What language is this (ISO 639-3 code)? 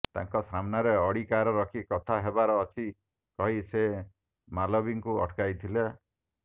ori